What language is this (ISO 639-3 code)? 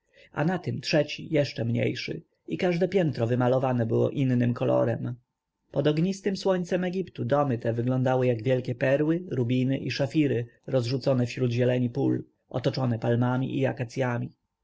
pol